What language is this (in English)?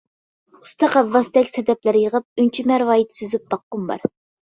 Uyghur